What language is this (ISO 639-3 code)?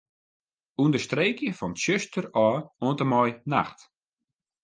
fry